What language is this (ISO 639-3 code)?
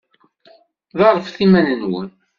kab